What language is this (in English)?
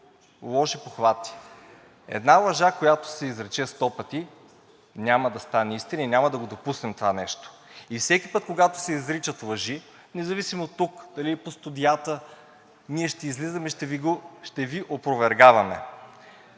Bulgarian